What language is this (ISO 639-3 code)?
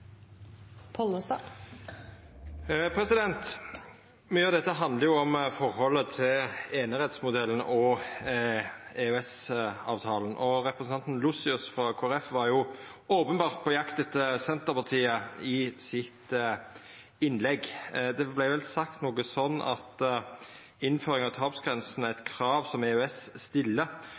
nno